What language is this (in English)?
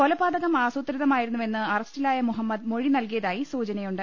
Malayalam